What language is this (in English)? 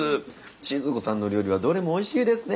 Japanese